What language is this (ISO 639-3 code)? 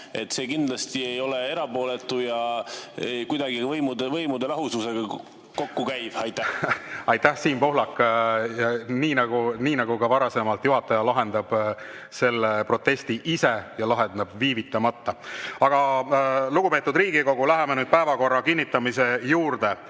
est